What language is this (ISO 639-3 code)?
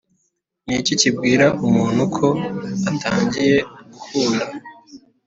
kin